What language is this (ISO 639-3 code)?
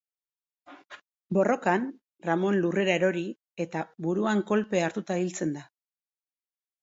eus